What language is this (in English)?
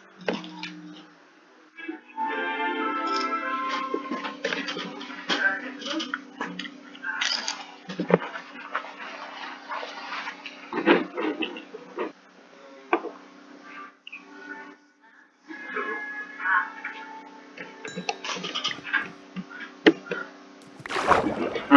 Dutch